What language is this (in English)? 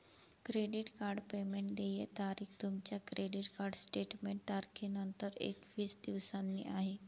Marathi